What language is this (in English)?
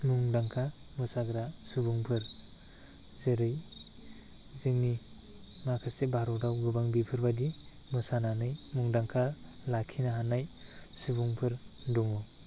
Bodo